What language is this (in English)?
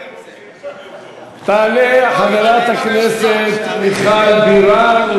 Hebrew